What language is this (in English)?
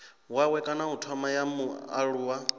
Venda